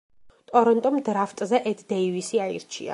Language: Georgian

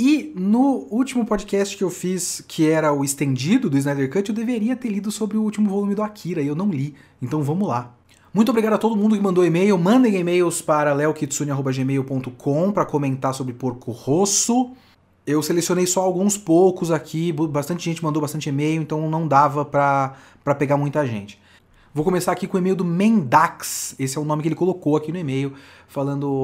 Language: Portuguese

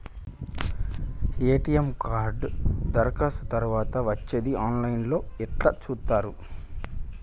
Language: Telugu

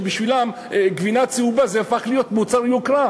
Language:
Hebrew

